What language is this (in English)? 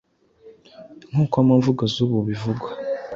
Kinyarwanda